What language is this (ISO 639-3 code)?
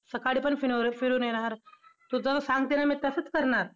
mar